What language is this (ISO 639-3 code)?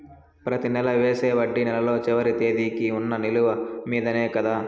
tel